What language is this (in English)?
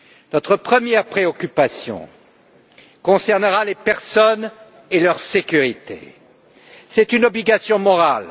French